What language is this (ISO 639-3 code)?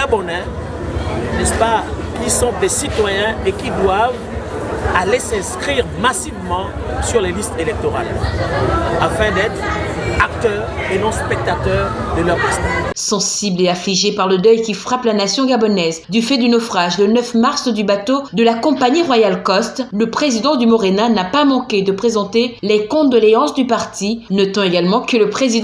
fra